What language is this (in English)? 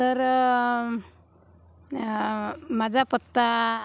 Marathi